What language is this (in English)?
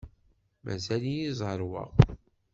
Kabyle